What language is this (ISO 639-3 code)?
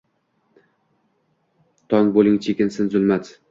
uzb